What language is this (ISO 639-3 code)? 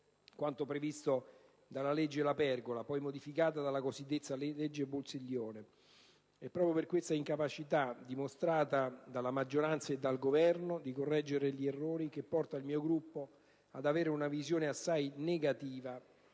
ita